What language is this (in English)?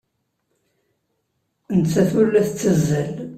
Kabyle